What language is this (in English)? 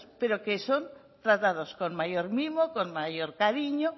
Spanish